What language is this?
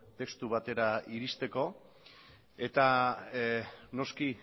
Basque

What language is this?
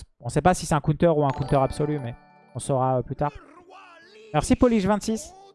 French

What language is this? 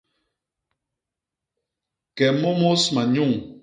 Basaa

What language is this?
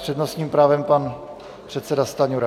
Czech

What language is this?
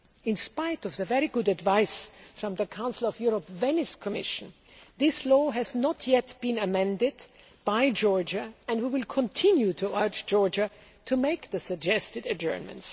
English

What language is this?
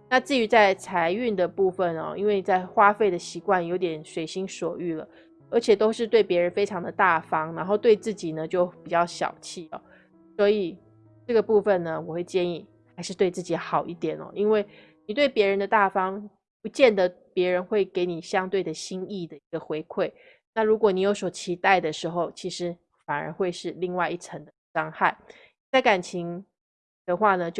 Chinese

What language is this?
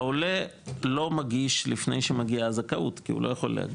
Hebrew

